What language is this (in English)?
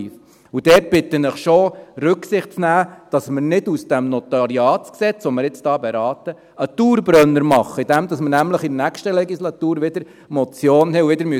Swiss German